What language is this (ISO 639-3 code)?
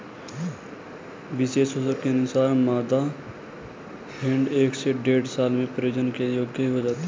hin